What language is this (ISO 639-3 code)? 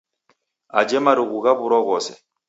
dav